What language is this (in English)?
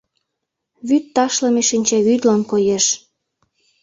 Mari